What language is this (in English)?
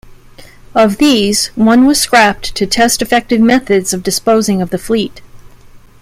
English